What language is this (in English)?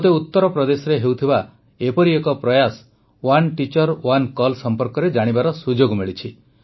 Odia